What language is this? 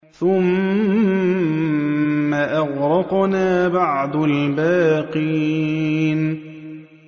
Arabic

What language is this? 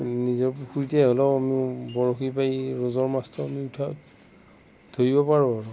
Assamese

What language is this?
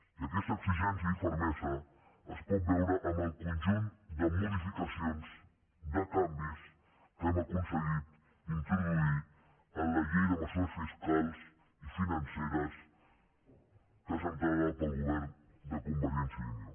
Catalan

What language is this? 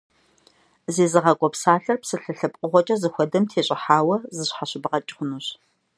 Kabardian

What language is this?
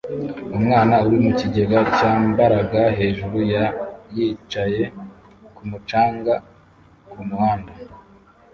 Kinyarwanda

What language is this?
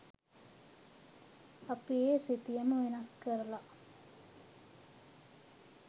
Sinhala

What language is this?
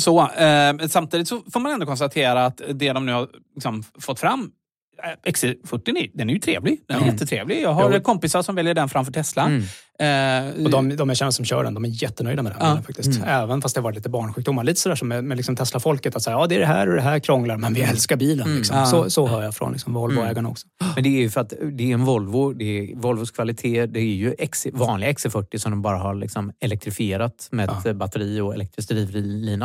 Swedish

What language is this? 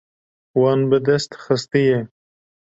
Kurdish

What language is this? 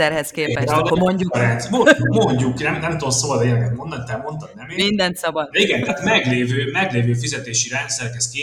Hungarian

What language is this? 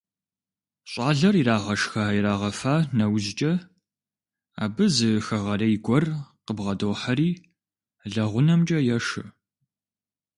Kabardian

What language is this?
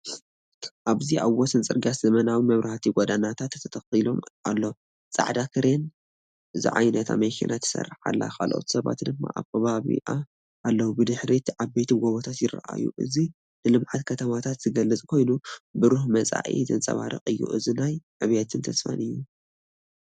Tigrinya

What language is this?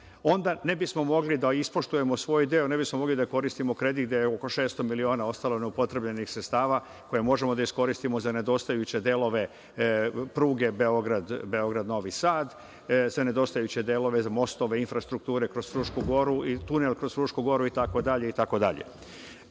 Serbian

